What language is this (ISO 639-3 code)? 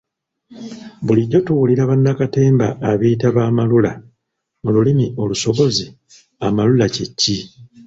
lug